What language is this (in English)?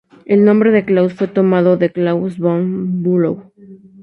Spanish